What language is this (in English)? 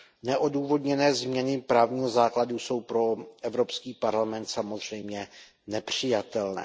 Czech